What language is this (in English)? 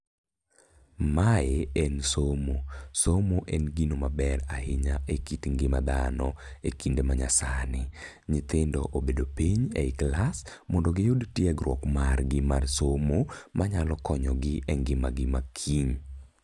Luo (Kenya and Tanzania)